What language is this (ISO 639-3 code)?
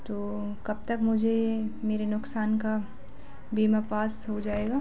hin